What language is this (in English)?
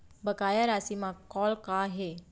Chhattisgarhi